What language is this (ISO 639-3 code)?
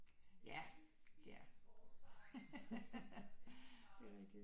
dan